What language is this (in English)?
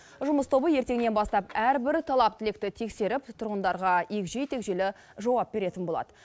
Kazakh